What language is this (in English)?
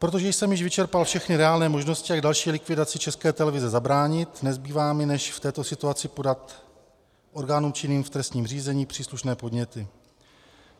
Czech